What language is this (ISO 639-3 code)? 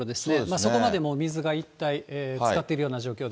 jpn